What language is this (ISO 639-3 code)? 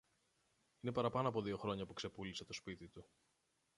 ell